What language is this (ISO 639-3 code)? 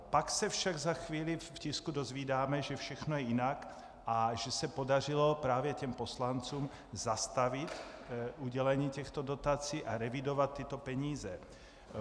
ces